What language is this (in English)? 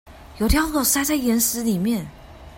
Chinese